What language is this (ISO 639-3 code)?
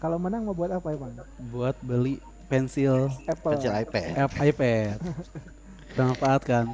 ind